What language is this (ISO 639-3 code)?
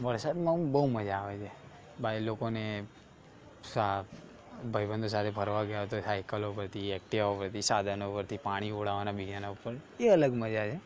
guj